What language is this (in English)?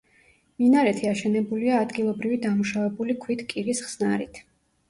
Georgian